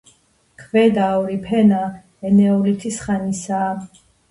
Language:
Georgian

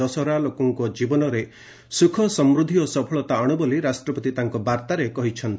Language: Odia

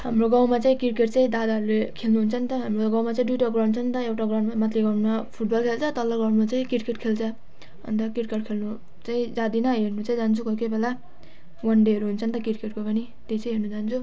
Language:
Nepali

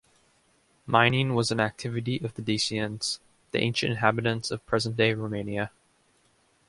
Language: English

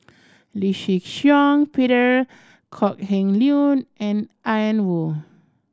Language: English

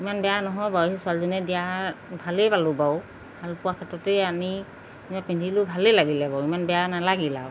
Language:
Assamese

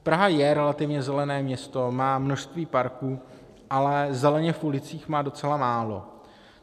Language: Czech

